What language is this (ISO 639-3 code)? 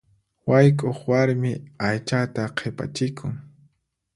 qxp